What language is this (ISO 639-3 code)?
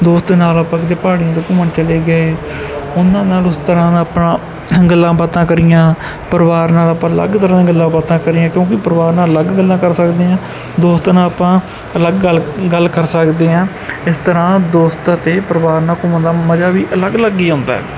pan